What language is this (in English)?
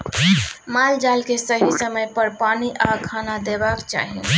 Maithili